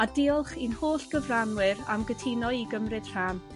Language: Welsh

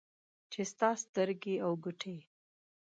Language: Pashto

